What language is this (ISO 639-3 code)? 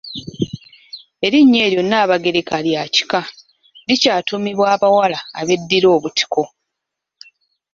lug